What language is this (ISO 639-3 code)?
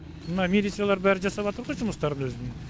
kaz